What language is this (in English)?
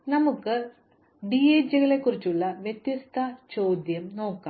Malayalam